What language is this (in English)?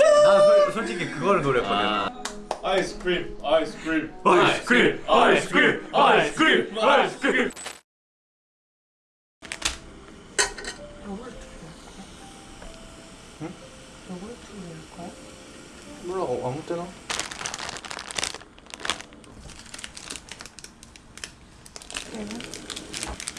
Korean